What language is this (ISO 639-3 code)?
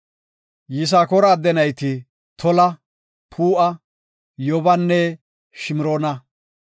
gof